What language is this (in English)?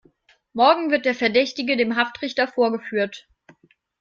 German